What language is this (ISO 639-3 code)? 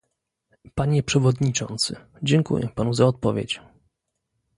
pol